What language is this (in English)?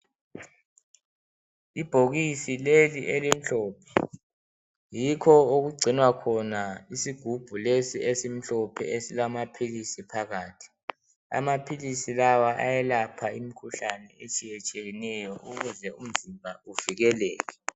North Ndebele